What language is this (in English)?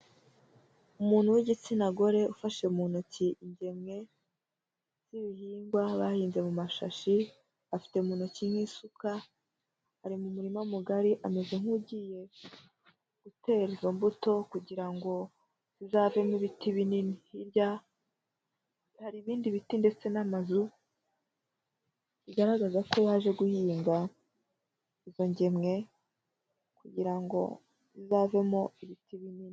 Kinyarwanda